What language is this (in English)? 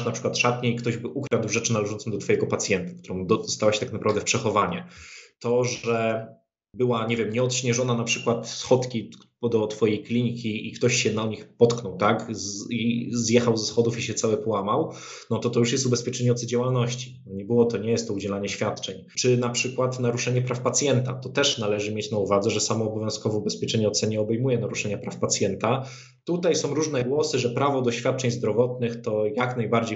Polish